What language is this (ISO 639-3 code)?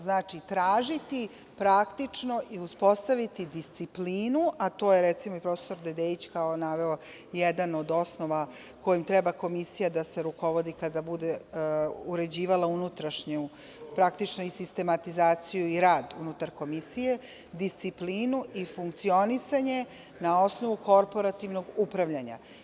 srp